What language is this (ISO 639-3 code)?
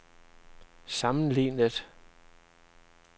dan